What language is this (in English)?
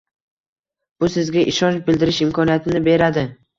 Uzbek